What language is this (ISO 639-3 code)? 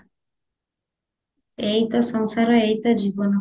ori